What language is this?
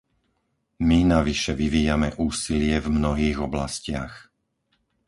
Slovak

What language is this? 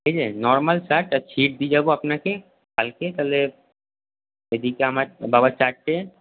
Bangla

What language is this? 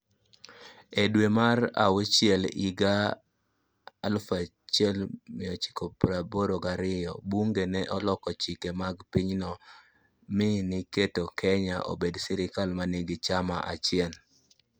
Luo (Kenya and Tanzania)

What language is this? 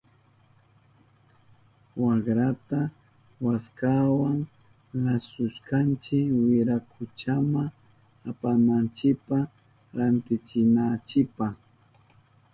Southern Pastaza Quechua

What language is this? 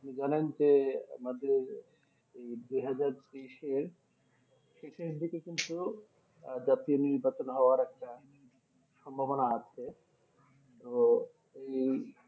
Bangla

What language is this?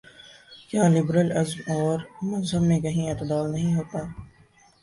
Urdu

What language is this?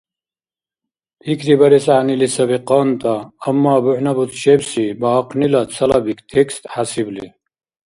Dargwa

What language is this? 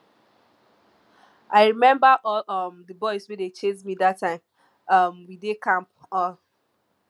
Nigerian Pidgin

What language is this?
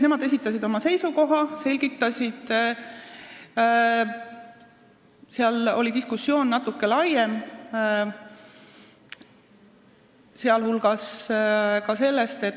Estonian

